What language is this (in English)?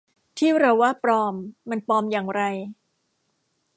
Thai